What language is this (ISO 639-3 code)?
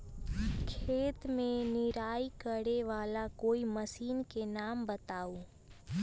mag